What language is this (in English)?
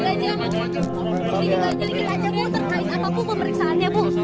Indonesian